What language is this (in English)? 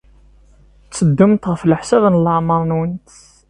Kabyle